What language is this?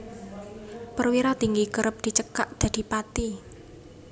Javanese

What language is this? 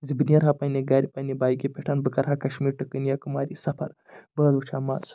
Kashmiri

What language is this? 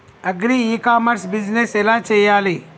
Telugu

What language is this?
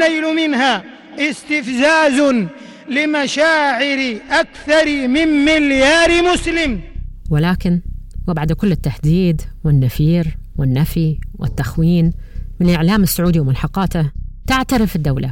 Arabic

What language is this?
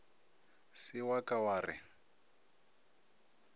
Northern Sotho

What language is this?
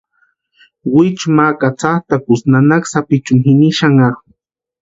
Western Highland Purepecha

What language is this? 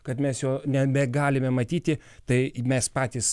Lithuanian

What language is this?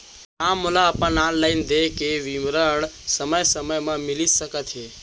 Chhattisgarhi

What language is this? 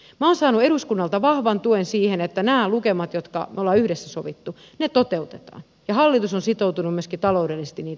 Finnish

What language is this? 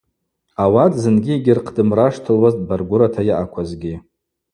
Abaza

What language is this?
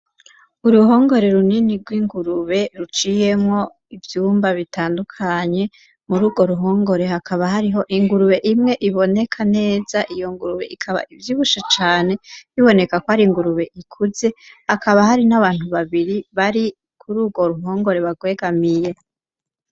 Rundi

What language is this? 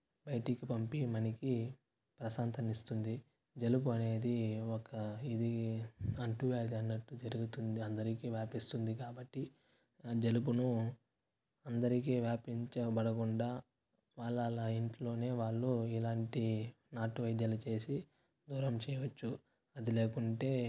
Telugu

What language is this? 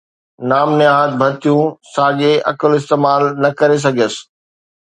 Sindhi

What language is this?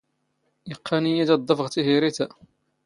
Standard Moroccan Tamazight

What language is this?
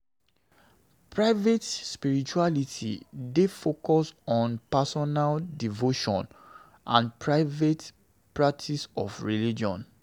Nigerian Pidgin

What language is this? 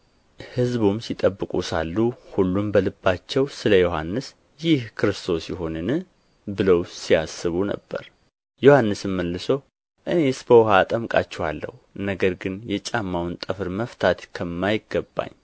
Amharic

